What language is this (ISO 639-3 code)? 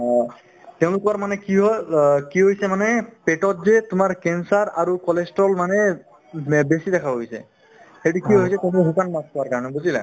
asm